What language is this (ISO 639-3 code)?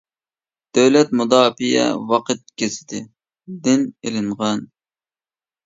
uig